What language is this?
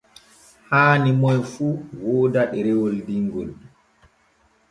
Borgu Fulfulde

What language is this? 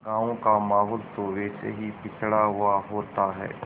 Hindi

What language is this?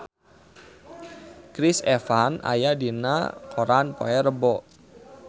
Sundanese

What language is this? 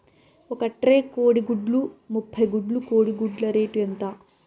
Telugu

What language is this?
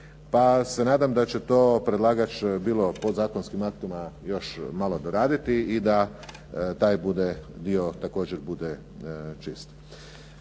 Croatian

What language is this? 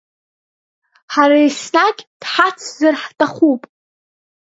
Abkhazian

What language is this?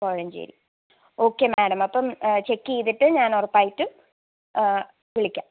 Malayalam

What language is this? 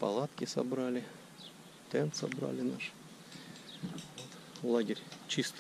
Russian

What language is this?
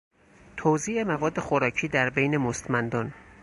Persian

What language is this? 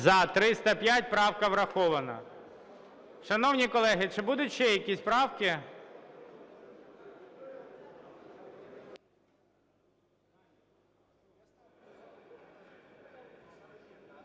Ukrainian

